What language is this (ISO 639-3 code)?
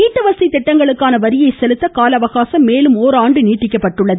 tam